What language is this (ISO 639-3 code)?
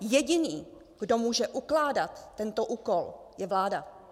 ces